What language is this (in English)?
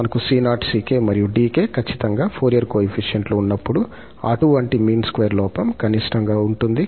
Telugu